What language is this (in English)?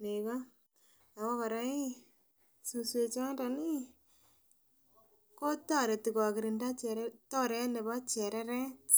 Kalenjin